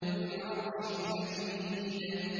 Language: Arabic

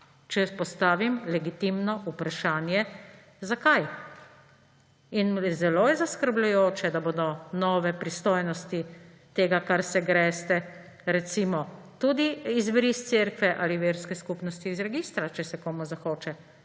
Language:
Slovenian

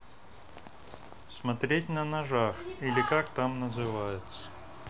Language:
Russian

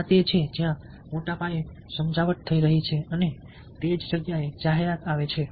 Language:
Gujarati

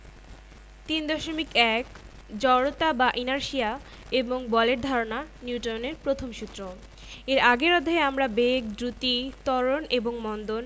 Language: Bangla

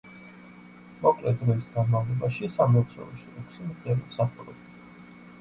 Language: Georgian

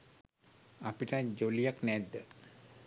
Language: Sinhala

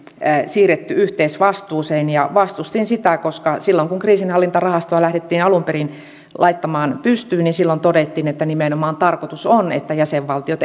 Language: Finnish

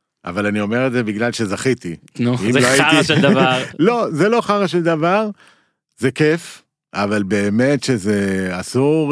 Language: Hebrew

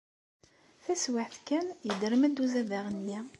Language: Kabyle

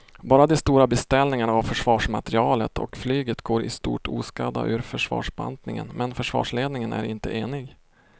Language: Swedish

